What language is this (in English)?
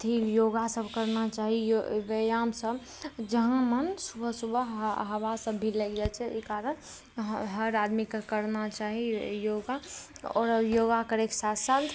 Maithili